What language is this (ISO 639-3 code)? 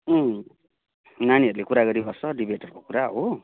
nep